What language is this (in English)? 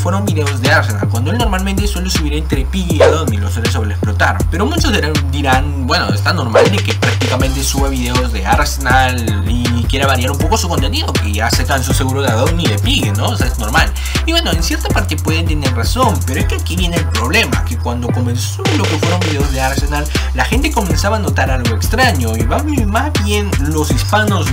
Spanish